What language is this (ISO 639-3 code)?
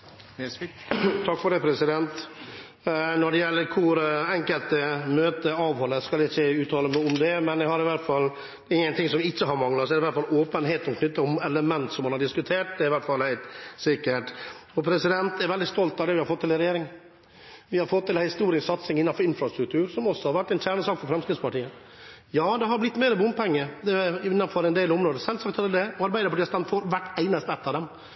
nor